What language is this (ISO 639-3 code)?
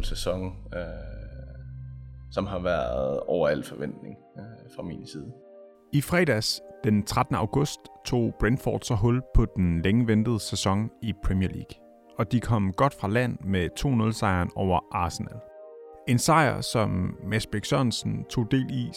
dan